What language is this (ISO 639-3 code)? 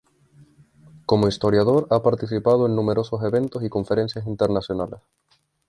spa